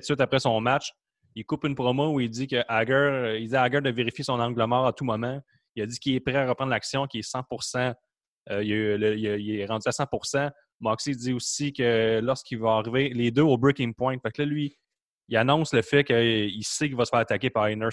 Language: French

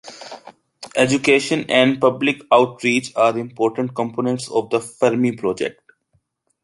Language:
English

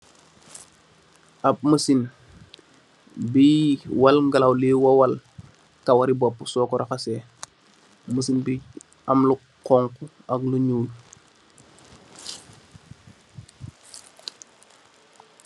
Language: Wolof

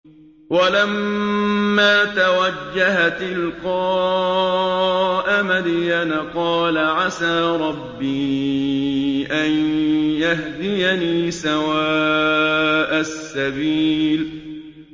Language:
Arabic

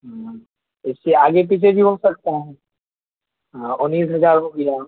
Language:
Urdu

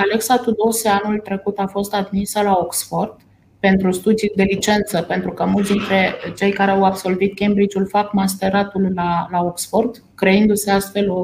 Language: Romanian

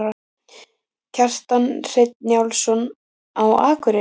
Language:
Icelandic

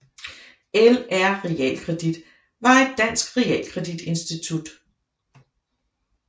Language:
Danish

